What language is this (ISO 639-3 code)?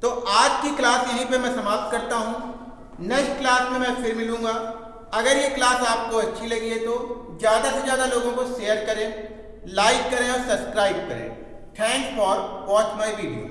hin